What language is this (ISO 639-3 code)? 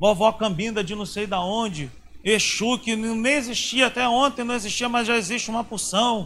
por